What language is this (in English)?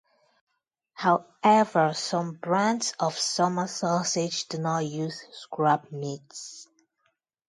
English